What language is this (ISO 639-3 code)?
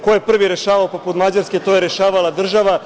srp